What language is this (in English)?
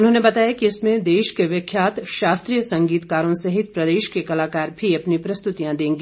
Hindi